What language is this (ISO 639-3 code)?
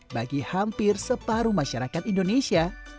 ind